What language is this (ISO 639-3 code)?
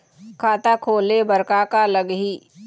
hne